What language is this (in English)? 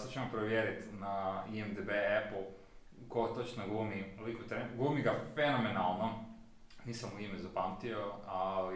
Croatian